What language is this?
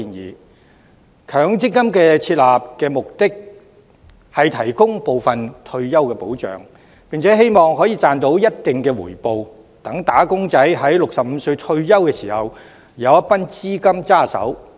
Cantonese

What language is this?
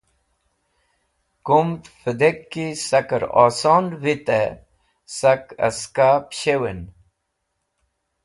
Wakhi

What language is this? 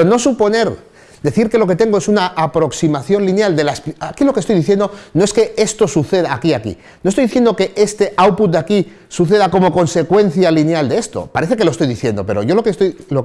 Spanish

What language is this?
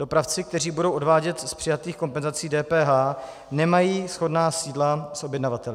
Czech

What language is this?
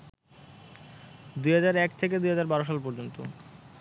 Bangla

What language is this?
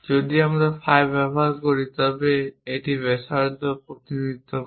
Bangla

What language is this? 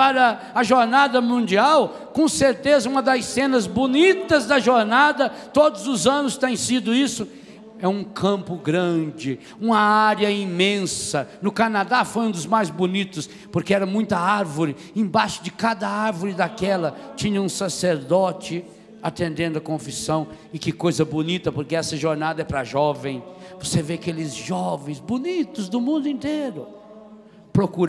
Portuguese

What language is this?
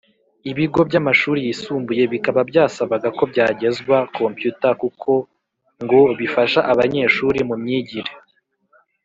Kinyarwanda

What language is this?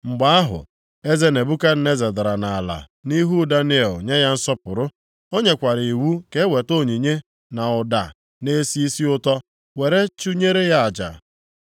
Igbo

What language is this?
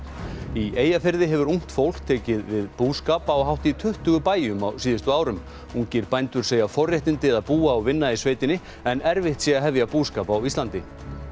Icelandic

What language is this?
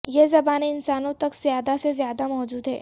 Urdu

